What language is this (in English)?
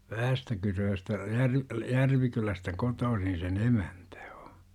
Finnish